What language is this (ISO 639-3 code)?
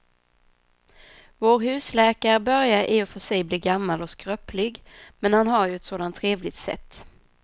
swe